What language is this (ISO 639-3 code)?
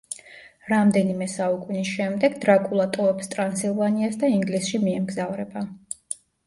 kat